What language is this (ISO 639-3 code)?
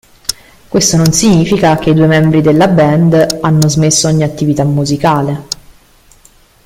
ita